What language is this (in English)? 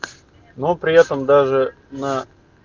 Russian